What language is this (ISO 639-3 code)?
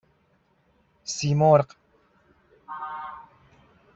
fas